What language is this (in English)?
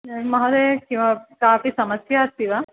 Sanskrit